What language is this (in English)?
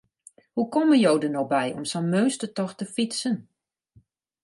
Western Frisian